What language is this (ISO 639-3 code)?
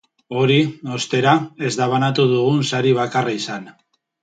eus